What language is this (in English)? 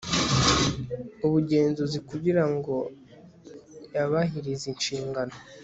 Kinyarwanda